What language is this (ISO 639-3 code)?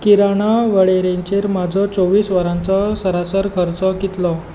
kok